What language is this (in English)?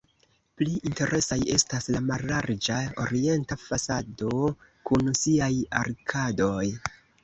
Esperanto